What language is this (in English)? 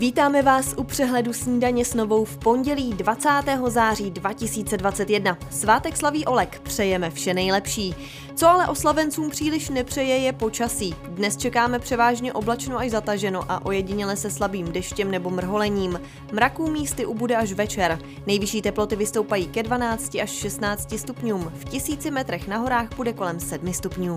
Czech